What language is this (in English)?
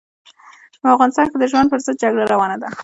Pashto